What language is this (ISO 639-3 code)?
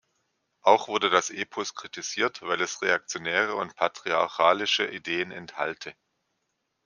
deu